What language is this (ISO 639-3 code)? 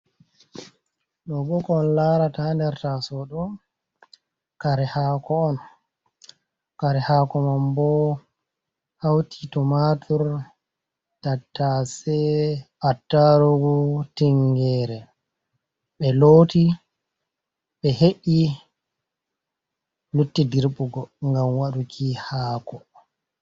ful